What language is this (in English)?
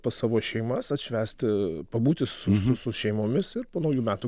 Lithuanian